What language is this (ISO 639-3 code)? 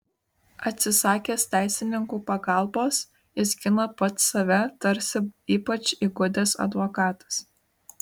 lit